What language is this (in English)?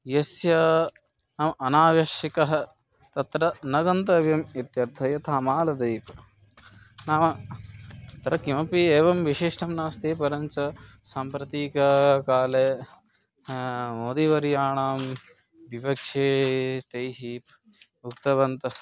Sanskrit